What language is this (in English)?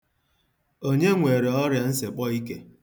Igbo